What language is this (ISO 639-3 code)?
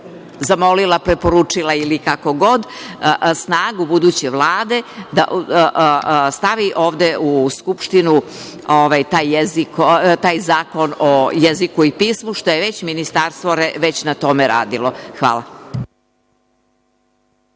srp